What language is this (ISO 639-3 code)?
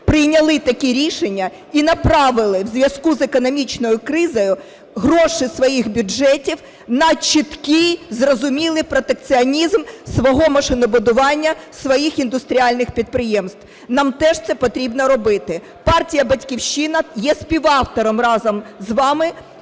ukr